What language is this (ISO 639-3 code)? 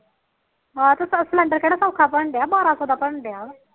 pan